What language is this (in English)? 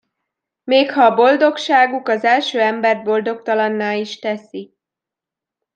Hungarian